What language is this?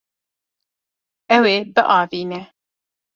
Kurdish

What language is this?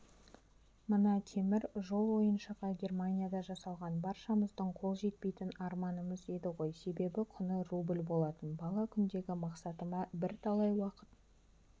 Kazakh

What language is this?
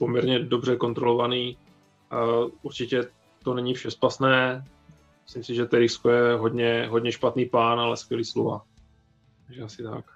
Czech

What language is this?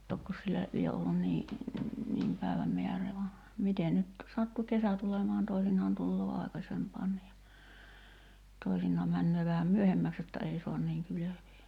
Finnish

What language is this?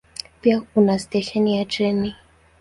Swahili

